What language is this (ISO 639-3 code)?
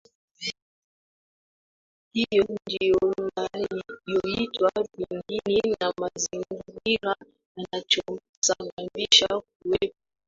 swa